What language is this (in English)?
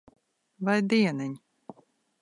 Latvian